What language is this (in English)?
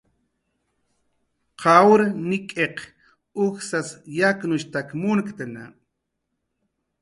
Jaqaru